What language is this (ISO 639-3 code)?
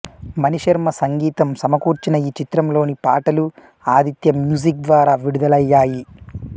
tel